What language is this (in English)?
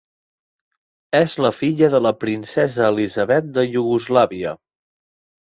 Catalan